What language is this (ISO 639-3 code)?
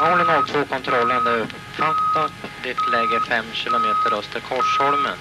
swe